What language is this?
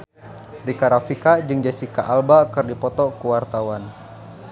Sundanese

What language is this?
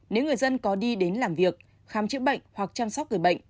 Vietnamese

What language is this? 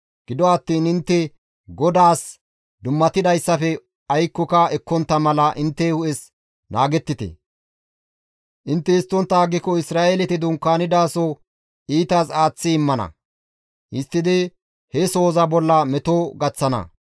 Gamo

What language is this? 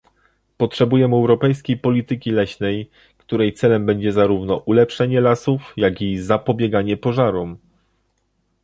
Polish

